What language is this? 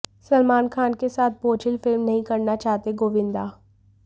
Hindi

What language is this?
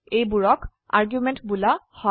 Assamese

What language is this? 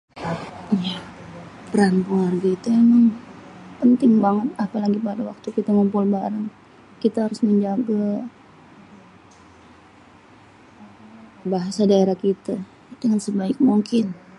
Betawi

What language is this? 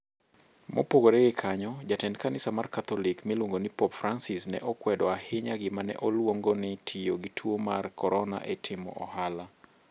Luo (Kenya and Tanzania)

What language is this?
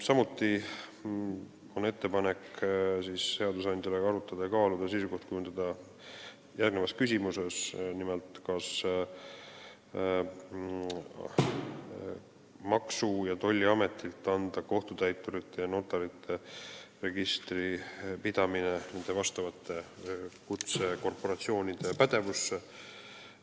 Estonian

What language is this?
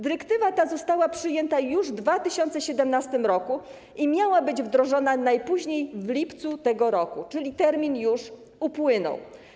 Polish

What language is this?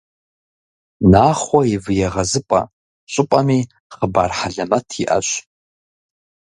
Kabardian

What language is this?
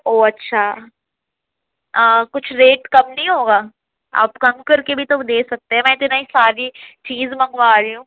Urdu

